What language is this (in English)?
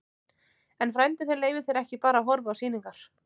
Icelandic